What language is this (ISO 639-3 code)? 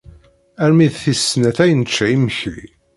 kab